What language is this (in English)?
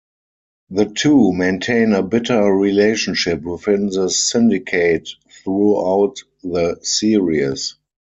English